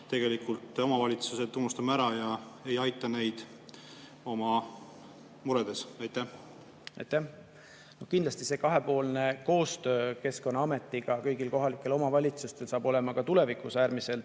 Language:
Estonian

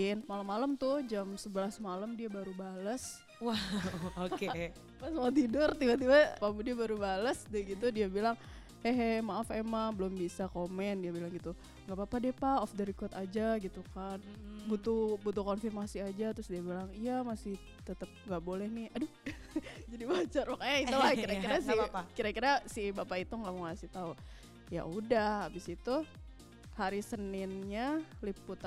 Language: Indonesian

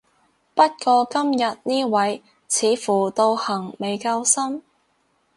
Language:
Cantonese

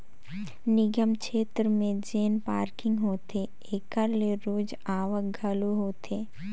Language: Chhattisgarhi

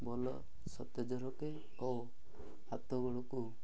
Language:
Odia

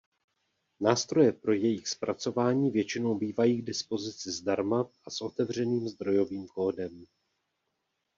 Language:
Czech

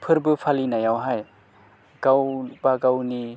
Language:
Bodo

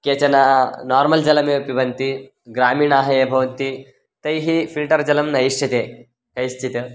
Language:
Sanskrit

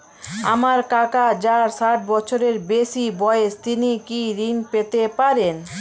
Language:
Bangla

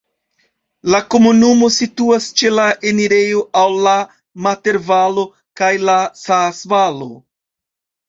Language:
Esperanto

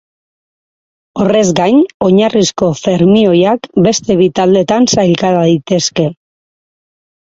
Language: Basque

